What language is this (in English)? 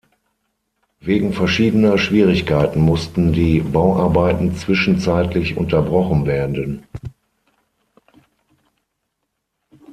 German